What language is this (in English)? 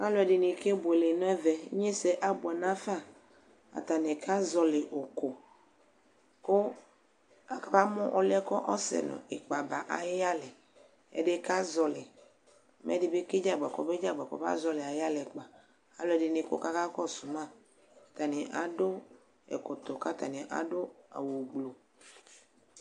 Ikposo